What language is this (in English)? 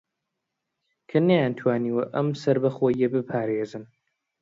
Central Kurdish